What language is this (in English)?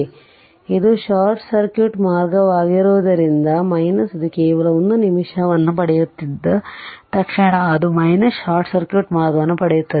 Kannada